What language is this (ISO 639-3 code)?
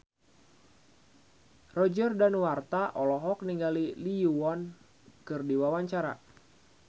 sun